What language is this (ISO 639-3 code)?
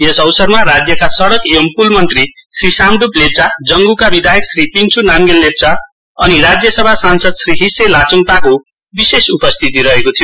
nep